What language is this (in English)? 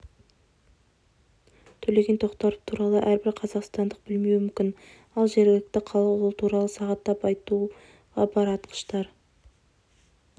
Kazakh